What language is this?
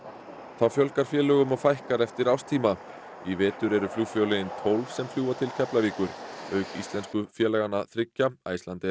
Icelandic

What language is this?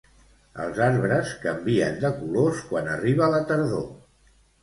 Catalan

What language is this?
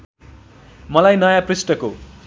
Nepali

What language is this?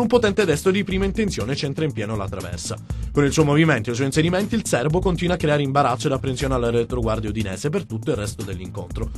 Italian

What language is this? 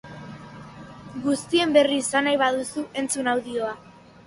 Basque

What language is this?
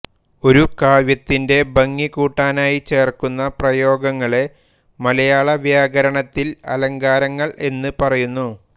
Malayalam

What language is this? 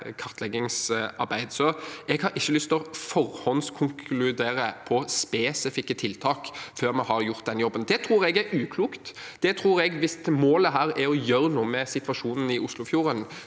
Norwegian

